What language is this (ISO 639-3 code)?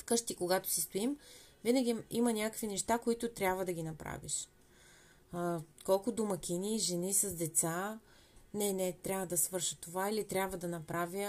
bul